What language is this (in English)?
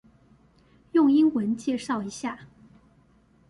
Chinese